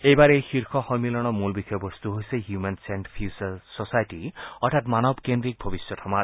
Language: Assamese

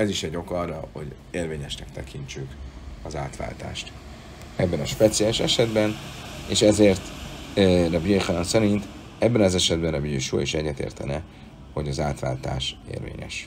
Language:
Hungarian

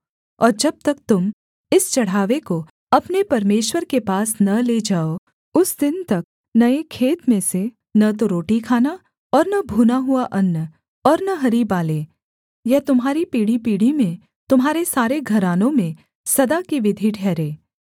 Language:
Hindi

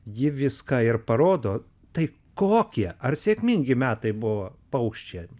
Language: Lithuanian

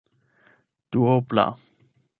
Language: Esperanto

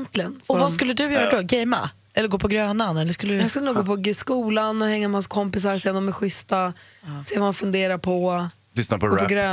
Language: Swedish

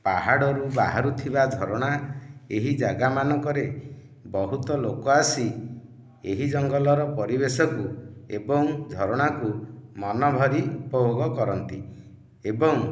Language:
Odia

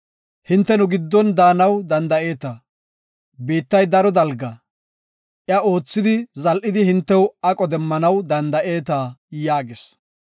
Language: Gofa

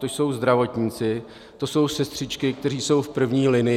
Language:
Czech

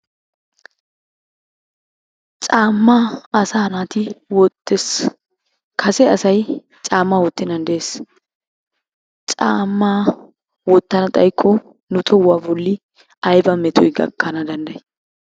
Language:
Wolaytta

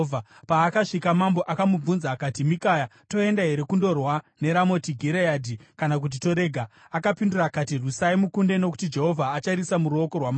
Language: Shona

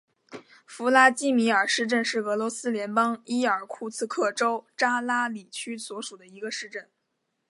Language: Chinese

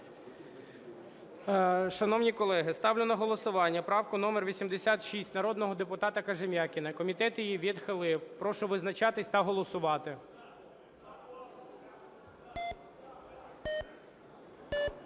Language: Ukrainian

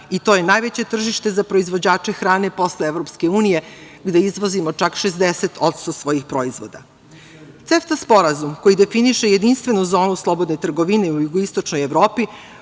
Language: Serbian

